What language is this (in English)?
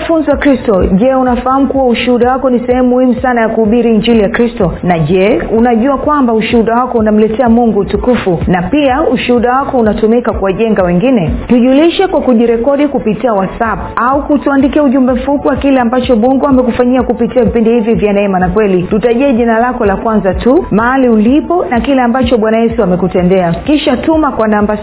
Swahili